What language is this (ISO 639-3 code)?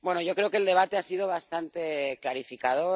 spa